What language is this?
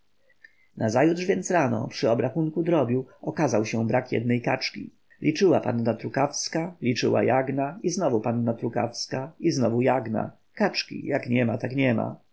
Polish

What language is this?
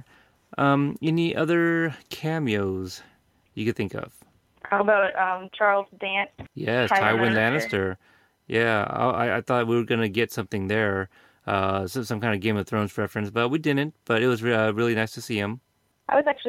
English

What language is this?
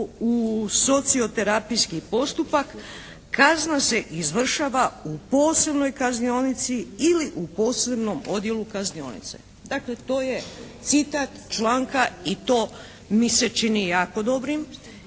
Croatian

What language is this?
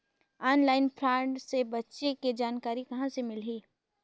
Chhattisgarhi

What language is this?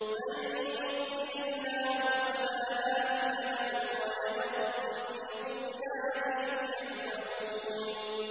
Arabic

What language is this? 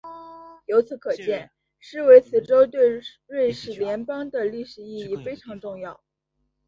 Chinese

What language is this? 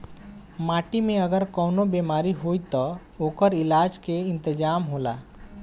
Bhojpuri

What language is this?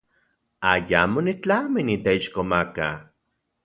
Central Puebla Nahuatl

